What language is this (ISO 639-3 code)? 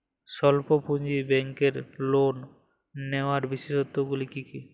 ben